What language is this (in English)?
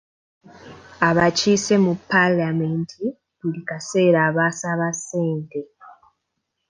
Ganda